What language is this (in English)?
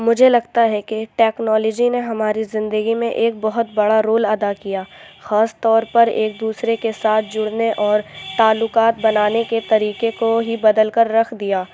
Urdu